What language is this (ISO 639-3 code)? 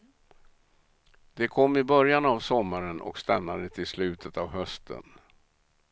swe